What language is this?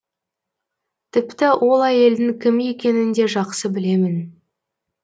Kazakh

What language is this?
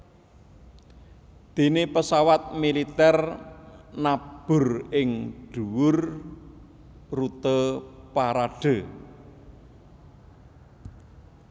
Javanese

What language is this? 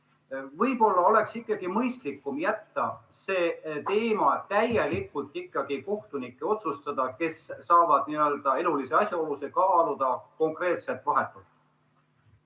Estonian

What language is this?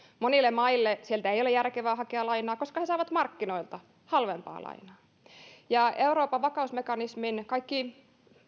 Finnish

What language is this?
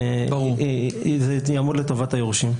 Hebrew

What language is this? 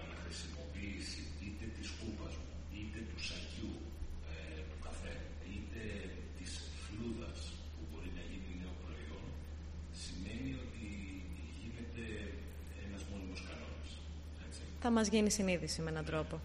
Greek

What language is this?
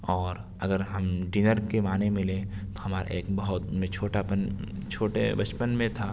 Urdu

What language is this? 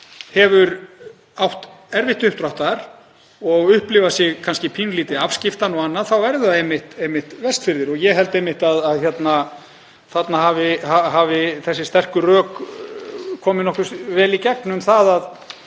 Icelandic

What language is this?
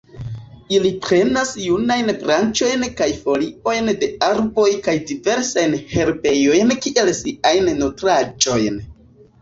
Esperanto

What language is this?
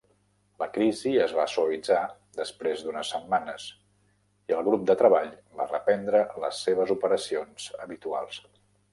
Catalan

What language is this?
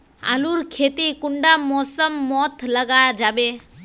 Magahi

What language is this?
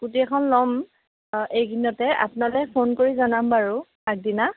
Assamese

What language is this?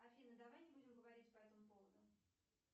Russian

